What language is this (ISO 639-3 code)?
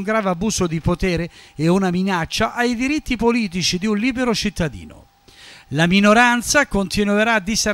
ita